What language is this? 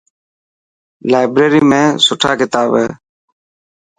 Dhatki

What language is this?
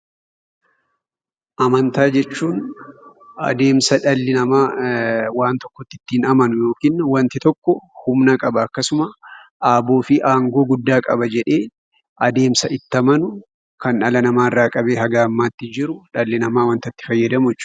Oromo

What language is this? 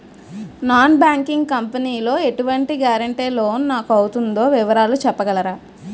Telugu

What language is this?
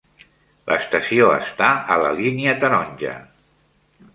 Catalan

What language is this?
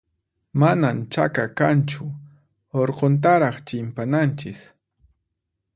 Puno Quechua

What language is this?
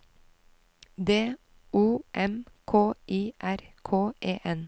Norwegian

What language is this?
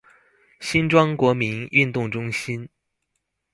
Chinese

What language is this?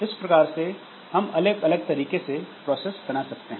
Hindi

